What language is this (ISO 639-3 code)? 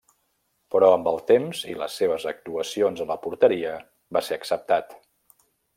cat